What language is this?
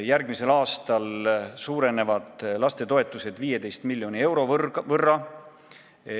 Estonian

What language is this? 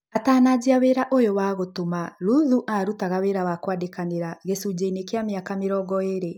Kikuyu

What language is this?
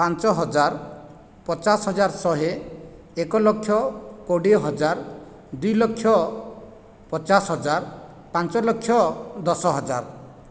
Odia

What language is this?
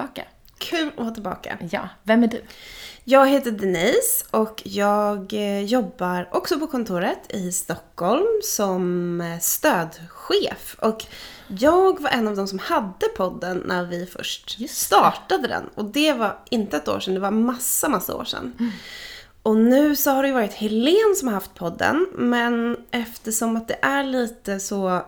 Swedish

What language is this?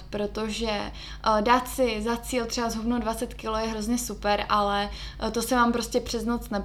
Czech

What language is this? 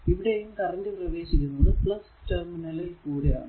Malayalam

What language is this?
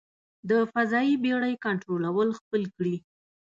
Pashto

